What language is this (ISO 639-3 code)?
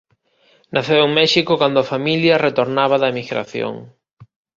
glg